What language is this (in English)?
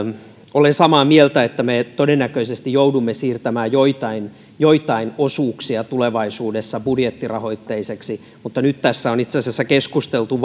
Finnish